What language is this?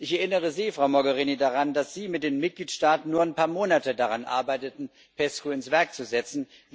German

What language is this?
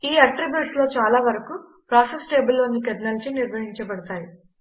Telugu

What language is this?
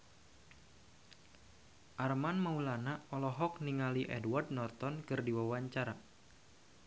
Sundanese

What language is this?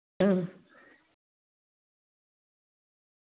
Dogri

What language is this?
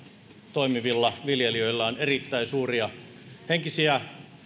Finnish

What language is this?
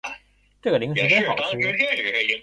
Chinese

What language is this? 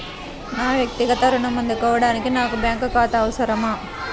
Telugu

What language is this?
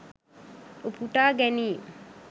Sinhala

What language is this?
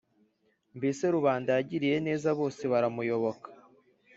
Kinyarwanda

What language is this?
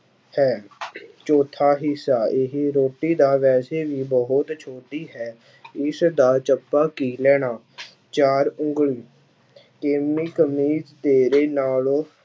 Punjabi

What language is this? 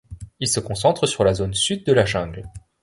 French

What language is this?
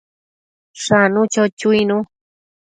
Matsés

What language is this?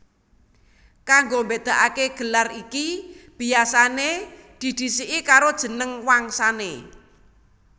Javanese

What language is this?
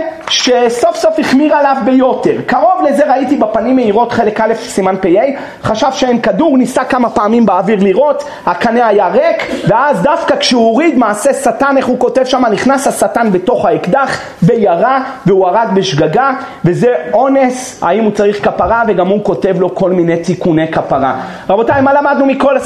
Hebrew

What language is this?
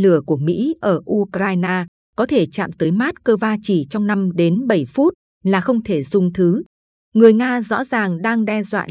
Vietnamese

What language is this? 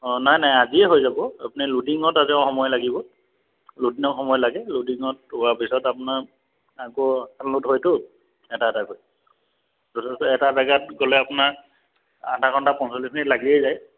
Assamese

